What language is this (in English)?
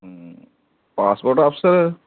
Punjabi